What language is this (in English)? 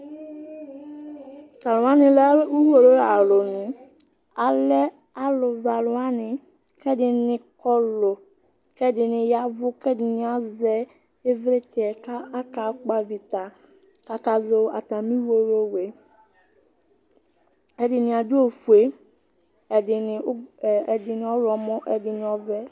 Ikposo